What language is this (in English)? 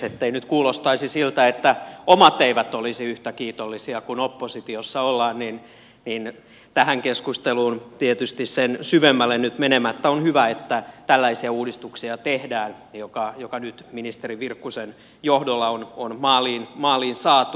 Finnish